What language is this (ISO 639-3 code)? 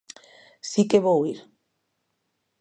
glg